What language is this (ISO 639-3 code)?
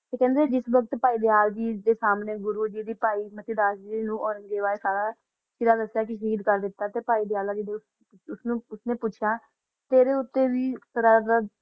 pan